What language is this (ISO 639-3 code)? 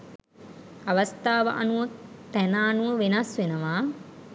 sin